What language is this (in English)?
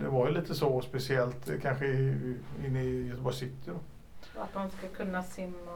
Swedish